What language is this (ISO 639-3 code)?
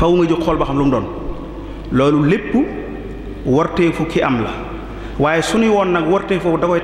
ara